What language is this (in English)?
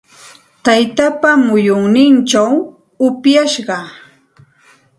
Santa Ana de Tusi Pasco Quechua